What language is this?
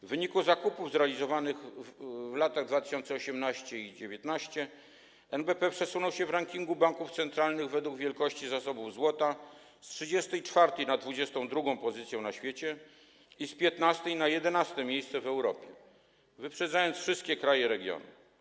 Polish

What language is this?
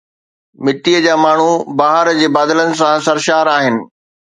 Sindhi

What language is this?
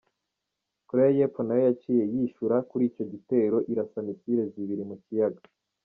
Kinyarwanda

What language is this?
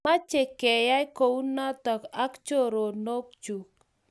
Kalenjin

